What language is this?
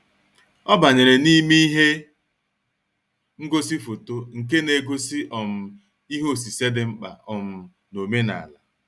Igbo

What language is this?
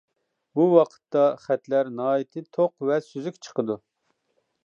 Uyghur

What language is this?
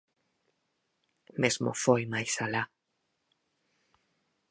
Galician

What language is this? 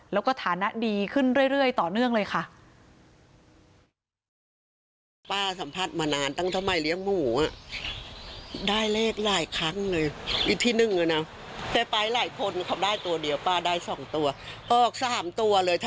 Thai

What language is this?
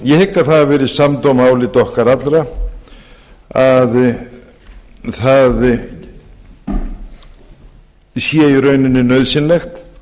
Icelandic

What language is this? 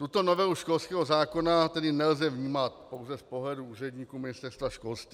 Czech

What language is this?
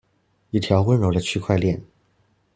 Chinese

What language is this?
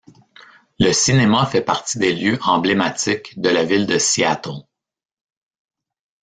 French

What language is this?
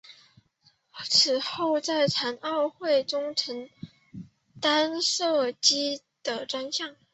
Chinese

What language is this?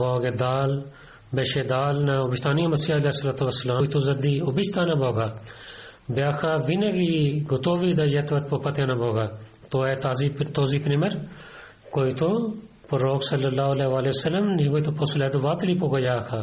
Bulgarian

